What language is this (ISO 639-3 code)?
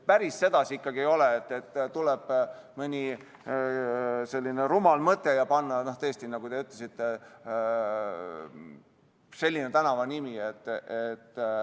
est